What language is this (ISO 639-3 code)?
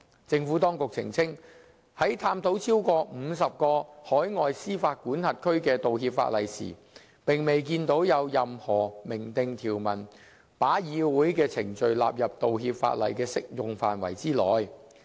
yue